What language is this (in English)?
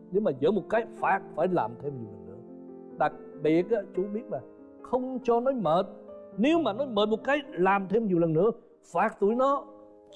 Vietnamese